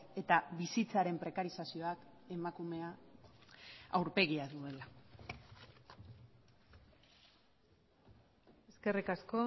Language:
Basque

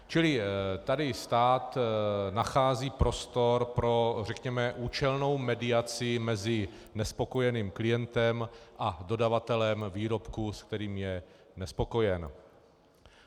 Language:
Czech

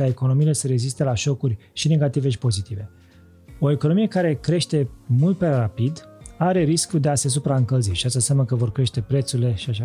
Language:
Romanian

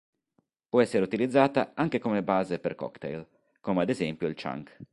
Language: Italian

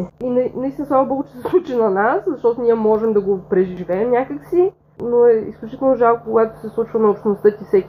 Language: Bulgarian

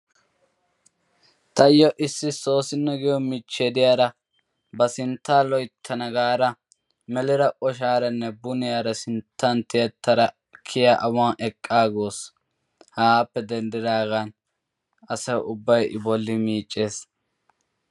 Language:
Wolaytta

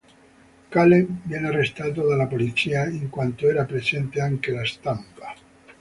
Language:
Italian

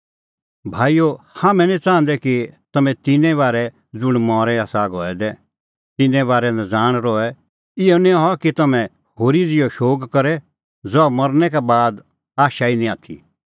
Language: Kullu Pahari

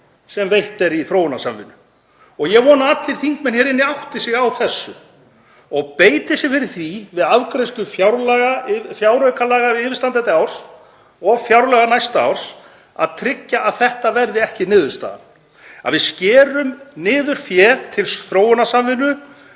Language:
Icelandic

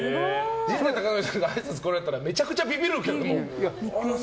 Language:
Japanese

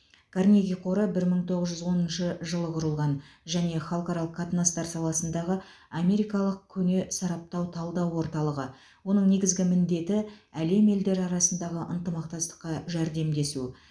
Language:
Kazakh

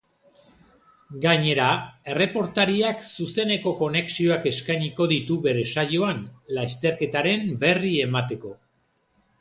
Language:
Basque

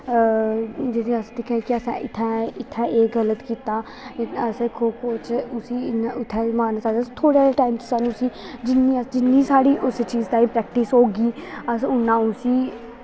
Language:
Dogri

